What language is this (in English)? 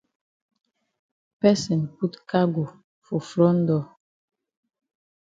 Cameroon Pidgin